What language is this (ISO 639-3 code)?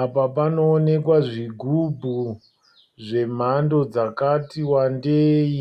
sna